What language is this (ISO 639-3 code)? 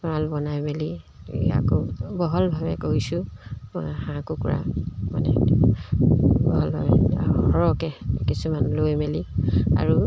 asm